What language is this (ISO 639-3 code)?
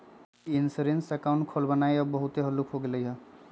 mag